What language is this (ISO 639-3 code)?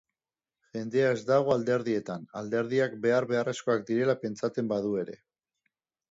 eus